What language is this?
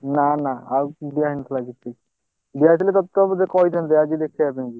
Odia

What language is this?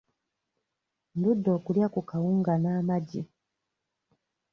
Ganda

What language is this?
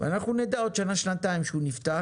Hebrew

